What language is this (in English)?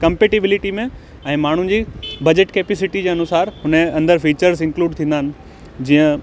Sindhi